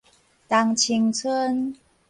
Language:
Min Nan Chinese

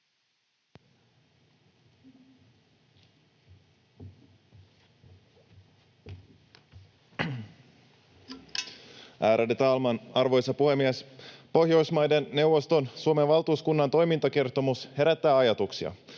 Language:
Finnish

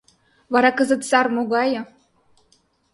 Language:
Mari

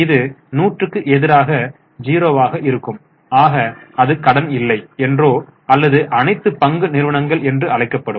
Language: Tamil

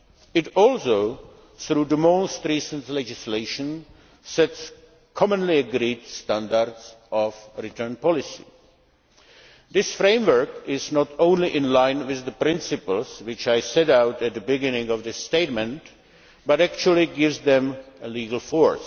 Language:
English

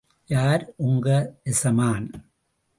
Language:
Tamil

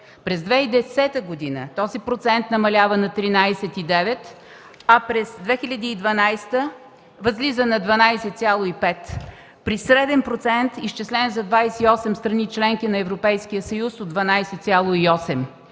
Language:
Bulgarian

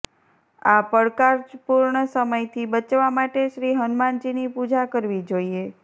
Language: Gujarati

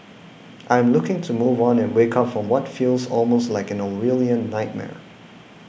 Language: English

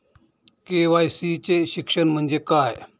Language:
Marathi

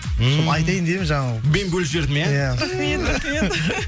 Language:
Kazakh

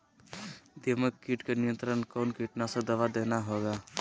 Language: Magahi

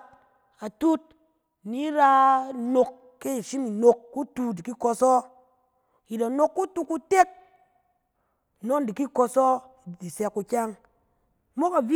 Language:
Cen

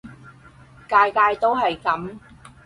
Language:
Cantonese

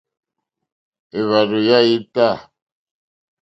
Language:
Mokpwe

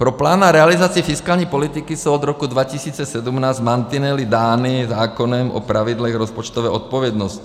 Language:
Czech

